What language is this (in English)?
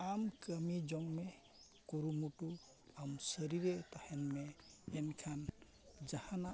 Santali